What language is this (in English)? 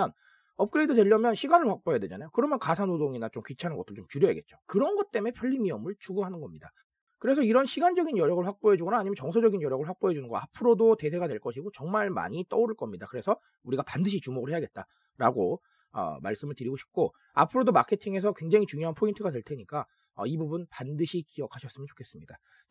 Korean